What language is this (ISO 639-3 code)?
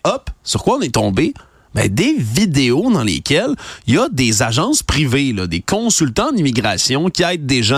fra